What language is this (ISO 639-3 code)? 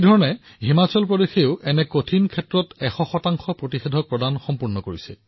asm